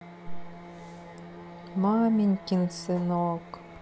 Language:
Russian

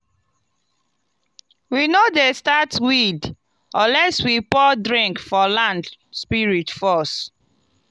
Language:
Nigerian Pidgin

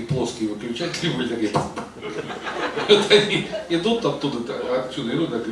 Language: Russian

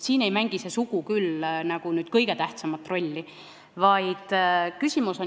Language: Estonian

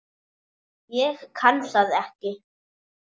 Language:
Icelandic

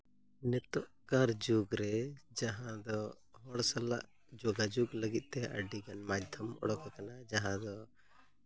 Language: Santali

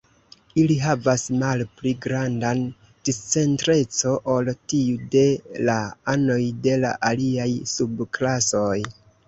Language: Esperanto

